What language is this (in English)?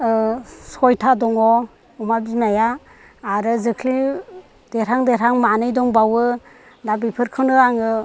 Bodo